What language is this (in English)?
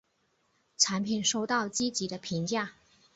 Chinese